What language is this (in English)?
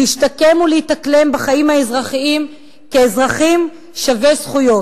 Hebrew